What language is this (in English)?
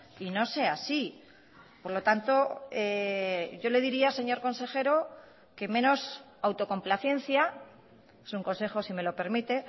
Spanish